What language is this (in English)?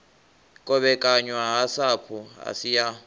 Venda